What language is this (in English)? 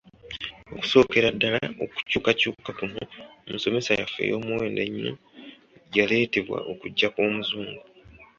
Ganda